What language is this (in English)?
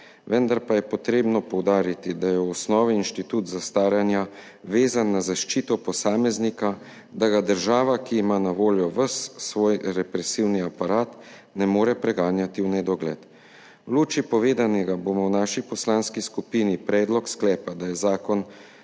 Slovenian